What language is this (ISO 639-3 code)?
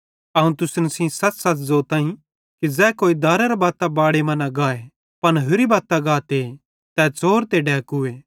bhd